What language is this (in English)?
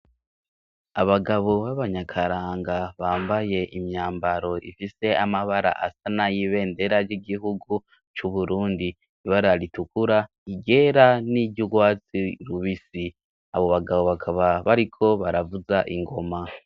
Rundi